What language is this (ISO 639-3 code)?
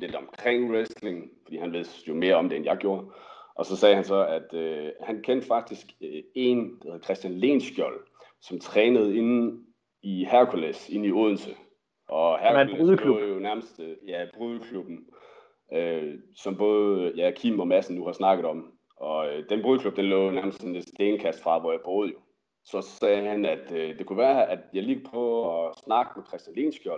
dan